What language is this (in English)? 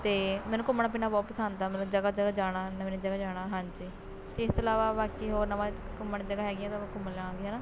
Punjabi